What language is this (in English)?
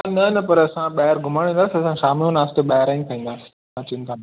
Sindhi